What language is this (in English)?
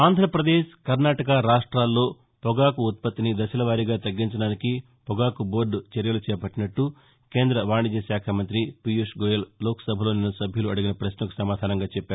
Telugu